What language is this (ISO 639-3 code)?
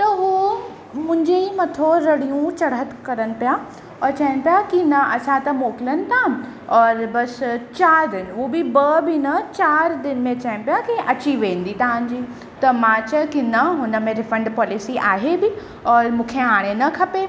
snd